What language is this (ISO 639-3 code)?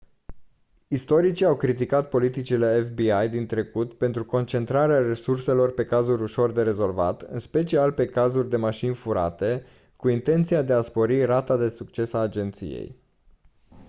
ron